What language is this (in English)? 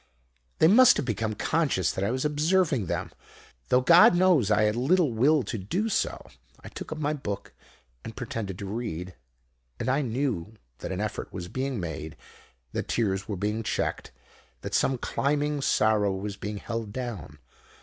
English